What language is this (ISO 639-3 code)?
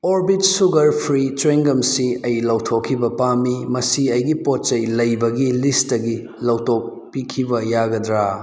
mni